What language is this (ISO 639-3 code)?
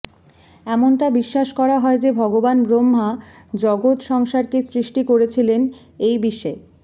ben